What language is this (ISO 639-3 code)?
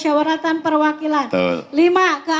ind